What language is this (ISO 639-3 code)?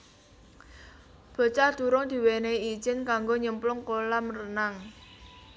jav